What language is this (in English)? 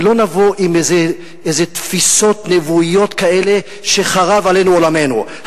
Hebrew